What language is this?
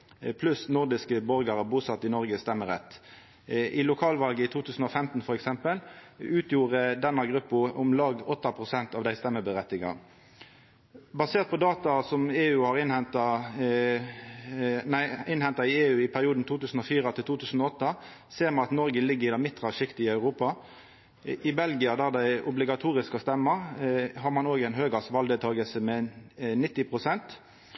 Norwegian Nynorsk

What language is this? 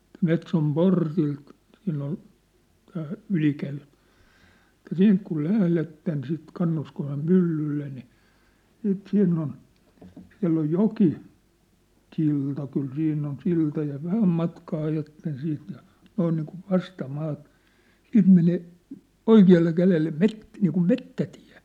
Finnish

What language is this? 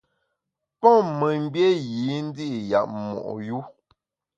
Bamun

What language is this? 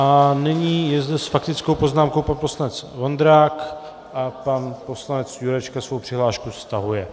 Czech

